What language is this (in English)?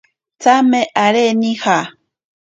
Ashéninka Perené